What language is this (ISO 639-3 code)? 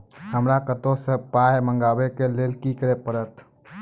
mai